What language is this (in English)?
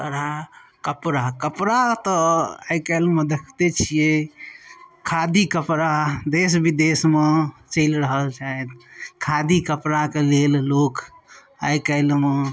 Maithili